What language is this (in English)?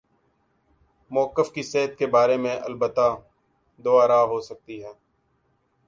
Urdu